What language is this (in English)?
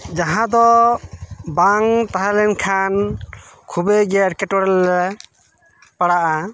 Santali